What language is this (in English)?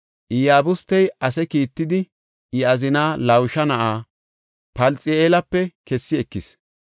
Gofa